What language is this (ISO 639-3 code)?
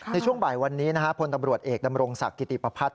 tha